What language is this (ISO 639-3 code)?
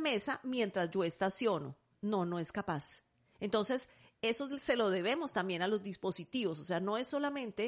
spa